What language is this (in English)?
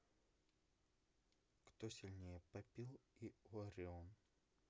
Russian